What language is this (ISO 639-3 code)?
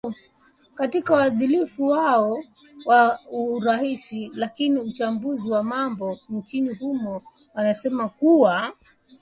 swa